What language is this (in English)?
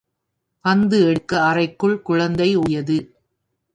Tamil